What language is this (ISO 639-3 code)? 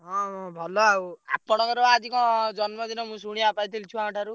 ori